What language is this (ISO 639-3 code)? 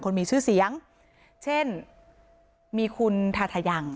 tha